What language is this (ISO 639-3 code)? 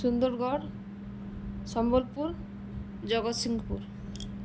ori